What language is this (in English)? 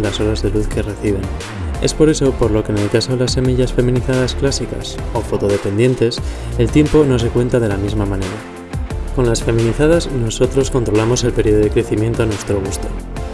Spanish